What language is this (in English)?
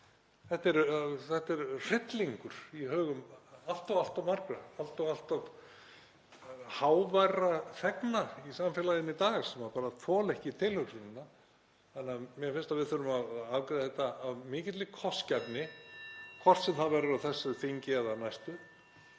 Icelandic